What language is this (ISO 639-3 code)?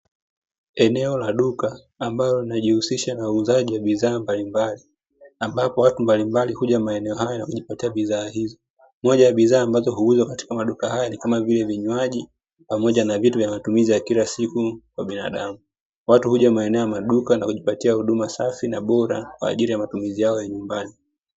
swa